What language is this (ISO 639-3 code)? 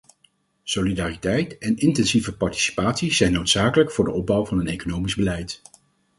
nld